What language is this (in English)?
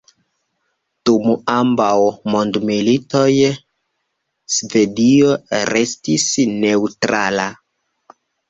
Esperanto